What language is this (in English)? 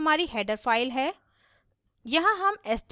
Hindi